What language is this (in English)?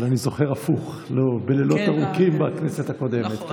Hebrew